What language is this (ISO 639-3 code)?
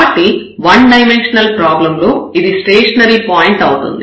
tel